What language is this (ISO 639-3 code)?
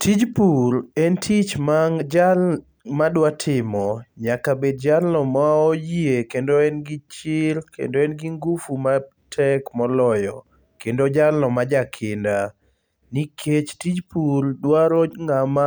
luo